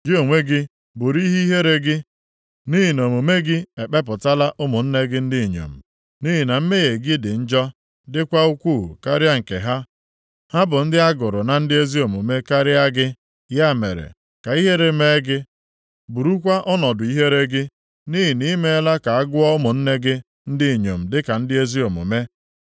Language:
Igbo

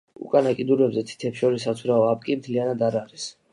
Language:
Georgian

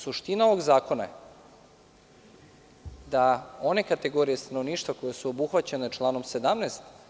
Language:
Serbian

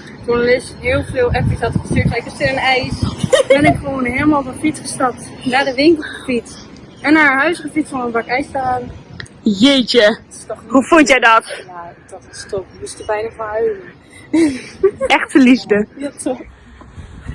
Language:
Dutch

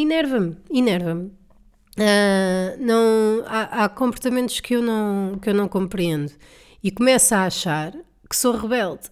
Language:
Portuguese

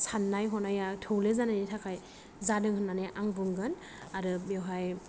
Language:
Bodo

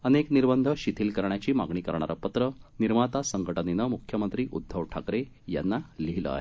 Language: Marathi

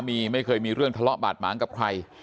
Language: Thai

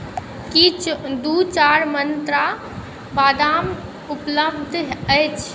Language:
Maithili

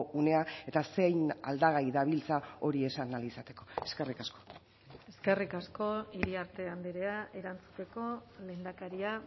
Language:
Basque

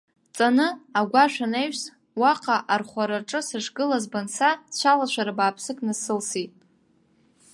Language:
Abkhazian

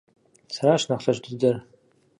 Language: Kabardian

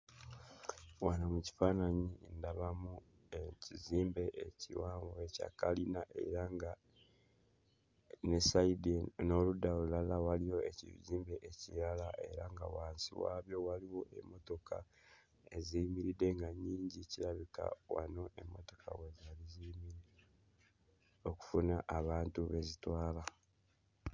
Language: Ganda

